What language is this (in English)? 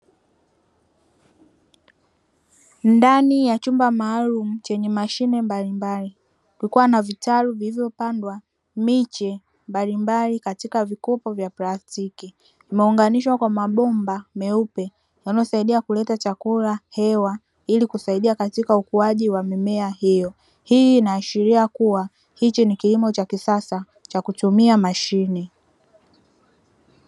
Swahili